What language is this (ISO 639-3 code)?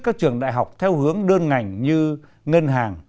vie